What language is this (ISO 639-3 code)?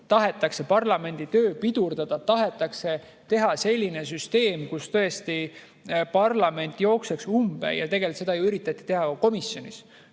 est